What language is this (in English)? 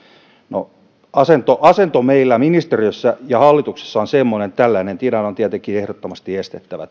Finnish